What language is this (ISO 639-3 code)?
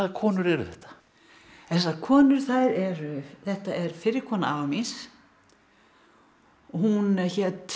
isl